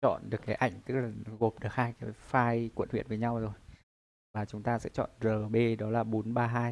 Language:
Vietnamese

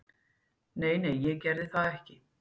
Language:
Icelandic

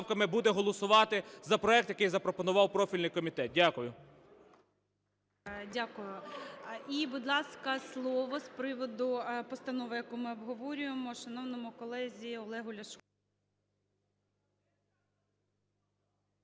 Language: Ukrainian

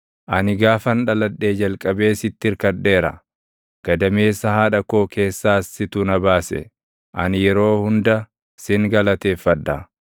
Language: Oromo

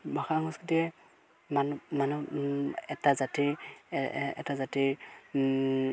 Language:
Assamese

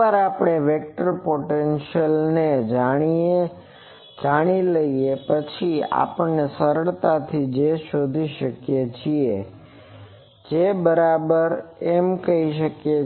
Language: Gujarati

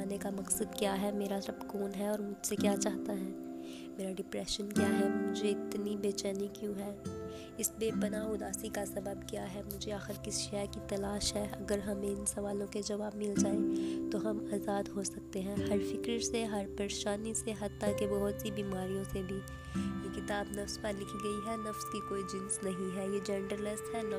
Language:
Urdu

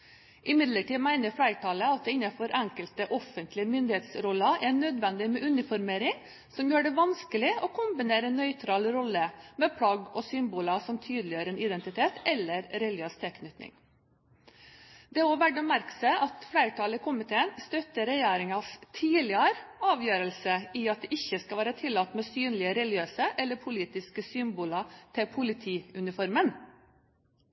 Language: Norwegian Bokmål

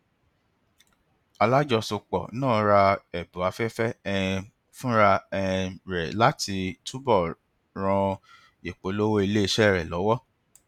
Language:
Yoruba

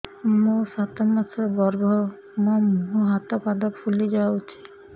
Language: Odia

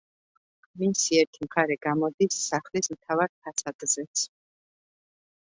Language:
Georgian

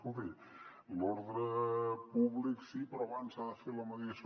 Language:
Catalan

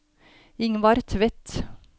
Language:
Norwegian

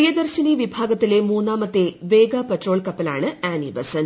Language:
Malayalam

